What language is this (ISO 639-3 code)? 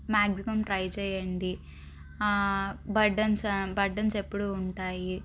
tel